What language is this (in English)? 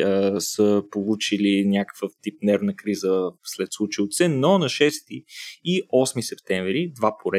Bulgarian